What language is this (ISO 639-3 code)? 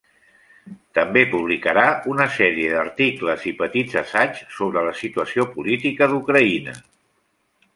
cat